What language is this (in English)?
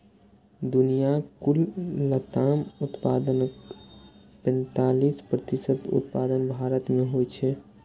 Maithili